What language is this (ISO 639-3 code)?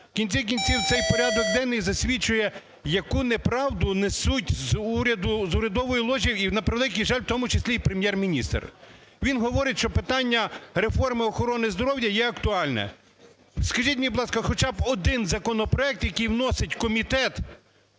ukr